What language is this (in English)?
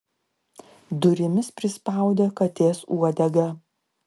Lithuanian